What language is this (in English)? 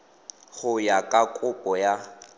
Tswana